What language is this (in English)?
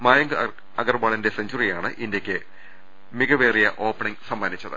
Malayalam